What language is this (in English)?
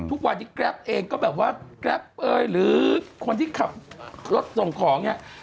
Thai